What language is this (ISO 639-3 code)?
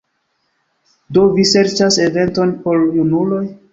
epo